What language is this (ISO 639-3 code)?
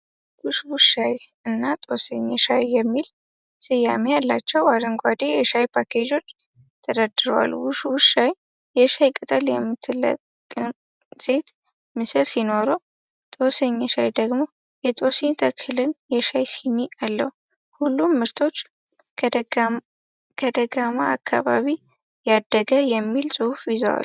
amh